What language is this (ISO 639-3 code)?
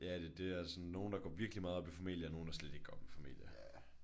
dan